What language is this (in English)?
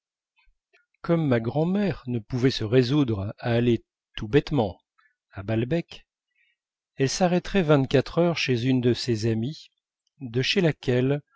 French